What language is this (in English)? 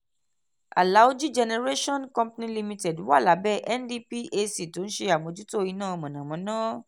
Yoruba